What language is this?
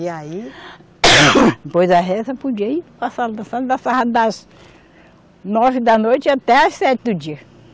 Portuguese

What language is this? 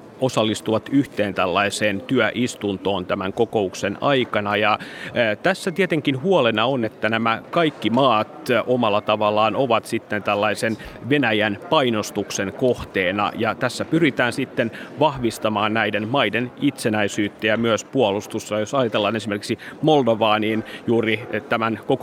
Finnish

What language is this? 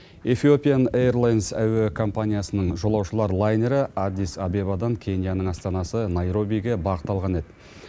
Kazakh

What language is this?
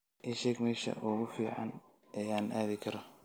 Somali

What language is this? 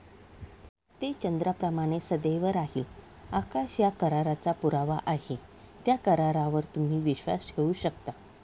Marathi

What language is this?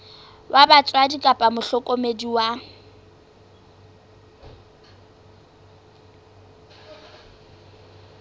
Southern Sotho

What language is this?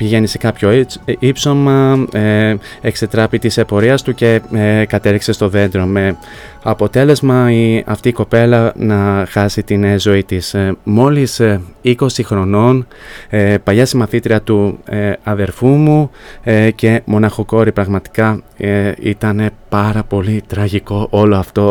Greek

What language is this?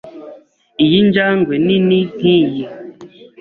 Kinyarwanda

